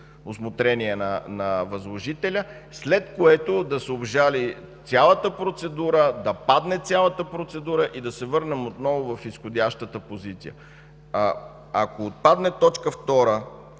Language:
Bulgarian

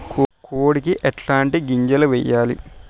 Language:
Telugu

